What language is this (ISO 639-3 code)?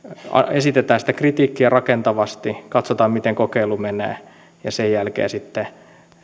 fin